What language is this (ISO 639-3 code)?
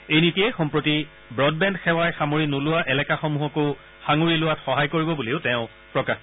asm